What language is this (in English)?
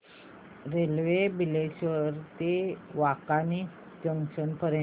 Marathi